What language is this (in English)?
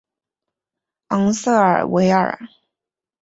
Chinese